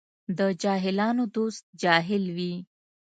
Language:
Pashto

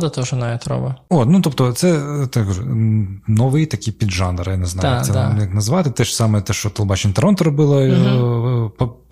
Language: Ukrainian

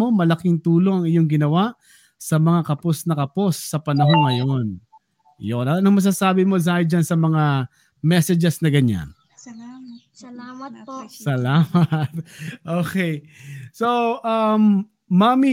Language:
Filipino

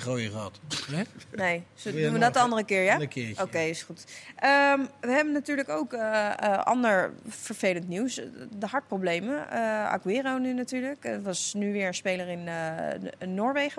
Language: Dutch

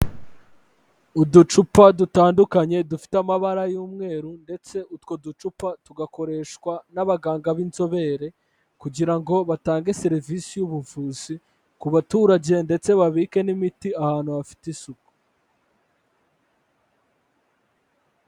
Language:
Kinyarwanda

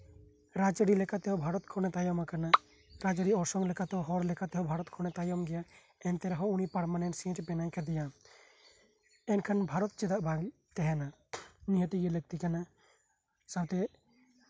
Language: Santali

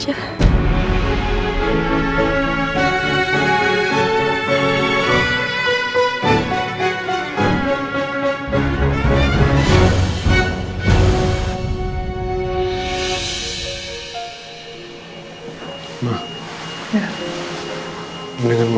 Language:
Indonesian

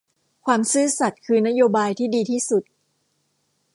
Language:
Thai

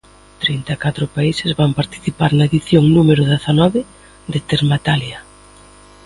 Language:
Galician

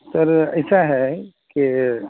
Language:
Urdu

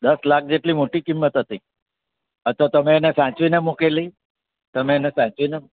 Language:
Gujarati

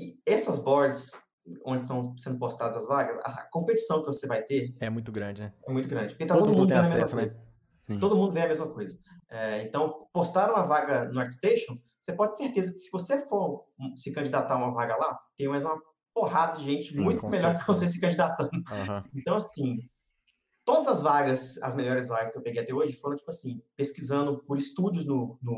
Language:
Portuguese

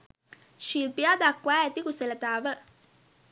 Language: Sinhala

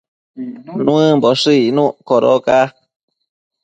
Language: Matsés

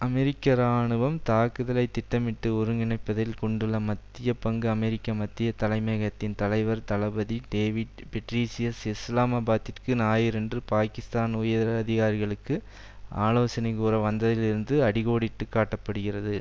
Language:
Tamil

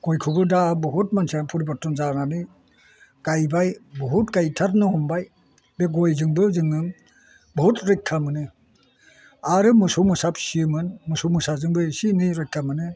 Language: Bodo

